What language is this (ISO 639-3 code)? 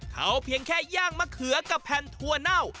tha